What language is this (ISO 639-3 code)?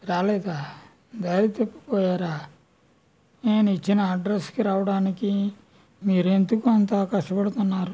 tel